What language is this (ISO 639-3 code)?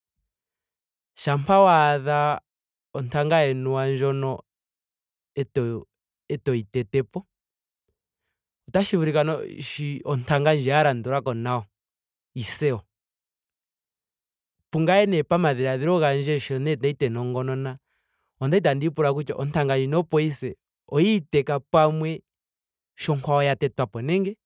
ndo